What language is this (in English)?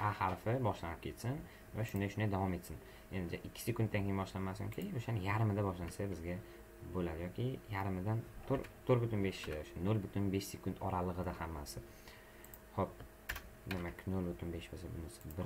Turkish